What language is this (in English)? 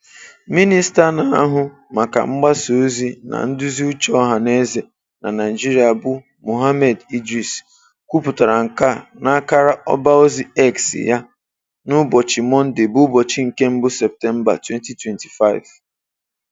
Igbo